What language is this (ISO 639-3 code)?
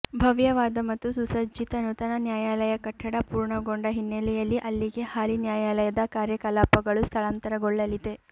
kan